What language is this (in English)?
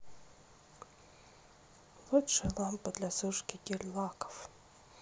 Russian